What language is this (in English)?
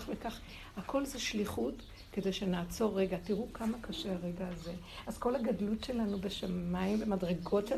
Hebrew